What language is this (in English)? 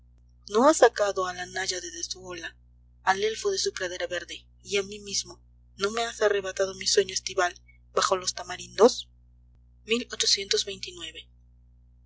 Spanish